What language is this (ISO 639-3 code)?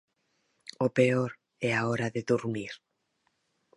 glg